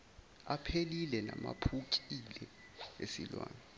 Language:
Zulu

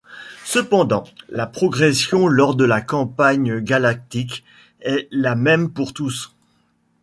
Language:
French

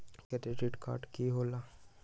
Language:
Magahi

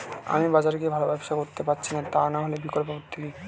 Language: Bangla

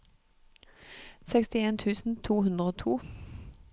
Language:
Norwegian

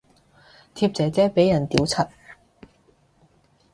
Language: Cantonese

